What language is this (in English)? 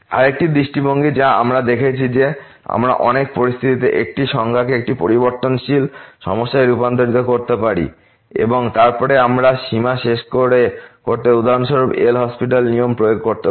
Bangla